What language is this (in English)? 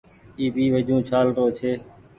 Goaria